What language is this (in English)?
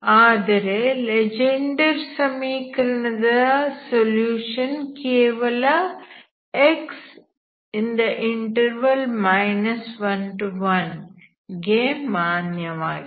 Kannada